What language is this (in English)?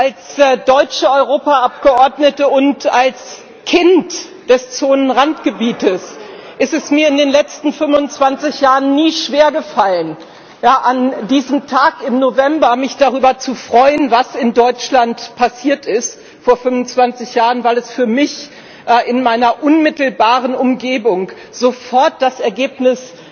German